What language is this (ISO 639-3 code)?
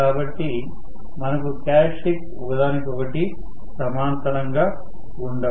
tel